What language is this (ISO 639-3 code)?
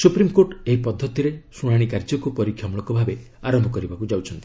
ori